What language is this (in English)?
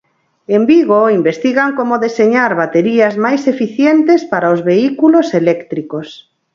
Galician